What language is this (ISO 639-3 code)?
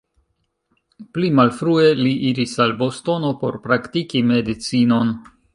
epo